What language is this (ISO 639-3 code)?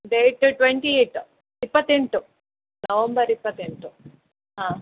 kan